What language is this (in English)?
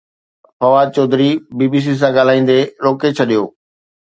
Sindhi